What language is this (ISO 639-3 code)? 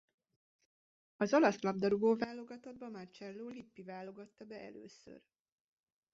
hun